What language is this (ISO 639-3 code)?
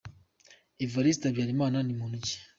kin